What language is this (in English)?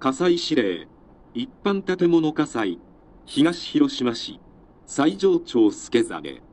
Japanese